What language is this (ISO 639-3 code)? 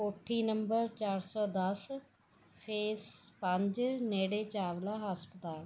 pan